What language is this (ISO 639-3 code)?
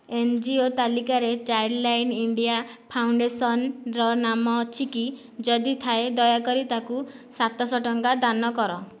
ori